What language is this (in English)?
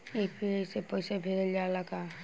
Bhojpuri